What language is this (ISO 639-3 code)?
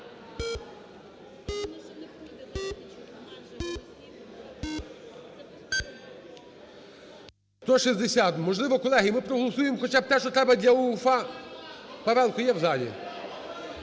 ukr